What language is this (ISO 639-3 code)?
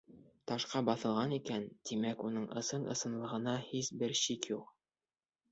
bak